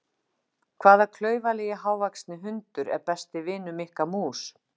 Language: Icelandic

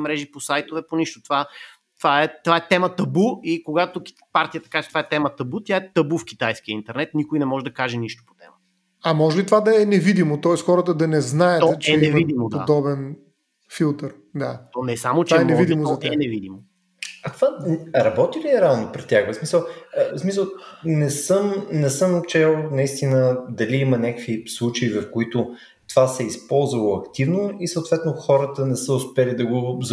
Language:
Bulgarian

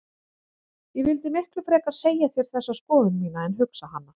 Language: Icelandic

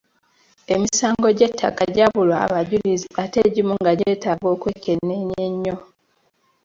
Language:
Ganda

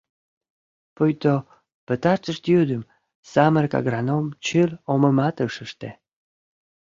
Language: Mari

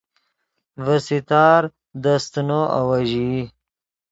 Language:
Yidgha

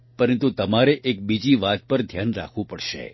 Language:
Gujarati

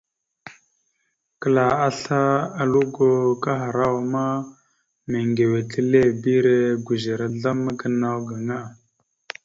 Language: Mada (Cameroon)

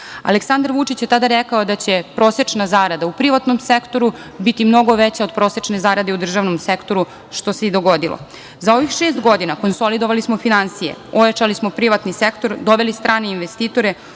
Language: Serbian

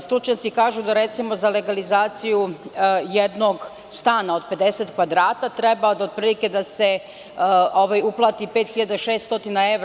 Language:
Serbian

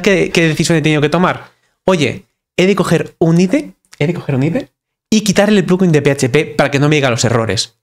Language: Spanish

